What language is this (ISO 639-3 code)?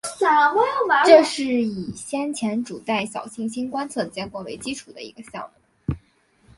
zho